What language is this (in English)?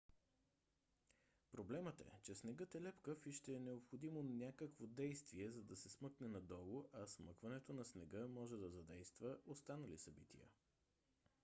Bulgarian